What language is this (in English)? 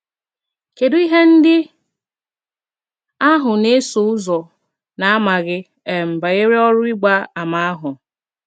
Igbo